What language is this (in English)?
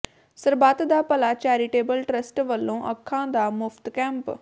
Punjabi